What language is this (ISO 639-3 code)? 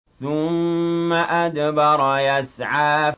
ara